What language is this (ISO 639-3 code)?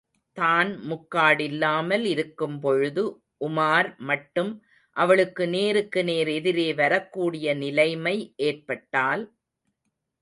tam